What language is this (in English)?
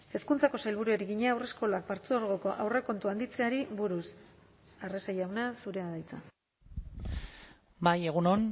Basque